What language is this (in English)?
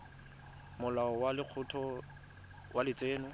Tswana